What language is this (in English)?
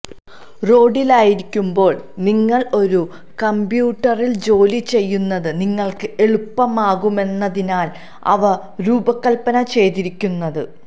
Malayalam